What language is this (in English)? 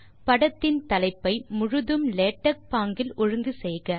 Tamil